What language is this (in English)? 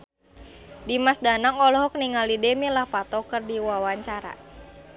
Sundanese